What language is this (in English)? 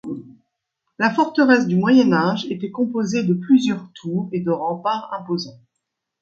French